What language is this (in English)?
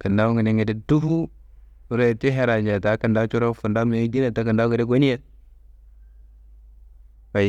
Kanembu